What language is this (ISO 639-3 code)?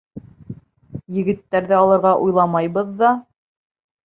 bak